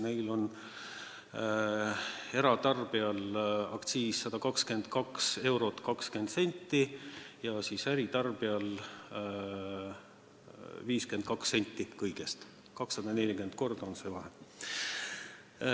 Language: Estonian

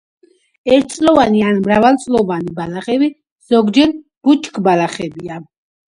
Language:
Georgian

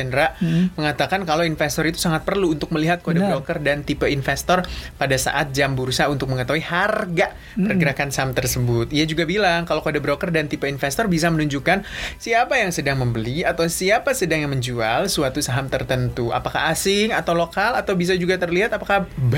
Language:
Indonesian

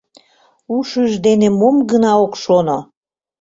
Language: Mari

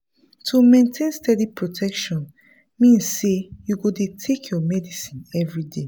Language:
Nigerian Pidgin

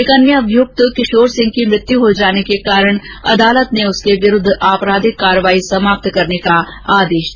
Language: Hindi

